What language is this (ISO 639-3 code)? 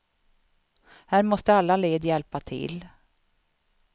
swe